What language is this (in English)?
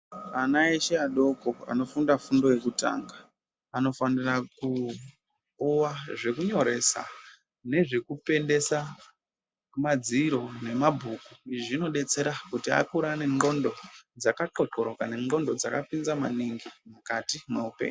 Ndau